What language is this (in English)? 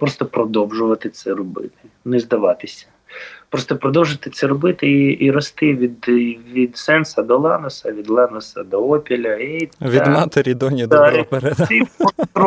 Ukrainian